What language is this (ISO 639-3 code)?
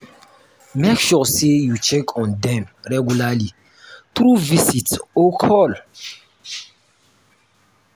pcm